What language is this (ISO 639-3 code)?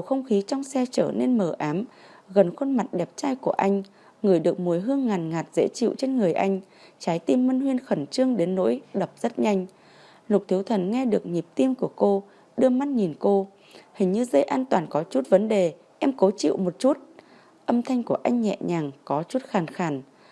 vie